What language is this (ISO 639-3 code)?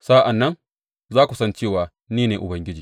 hau